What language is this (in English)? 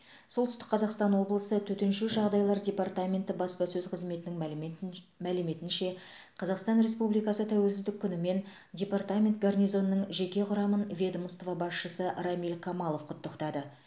Kazakh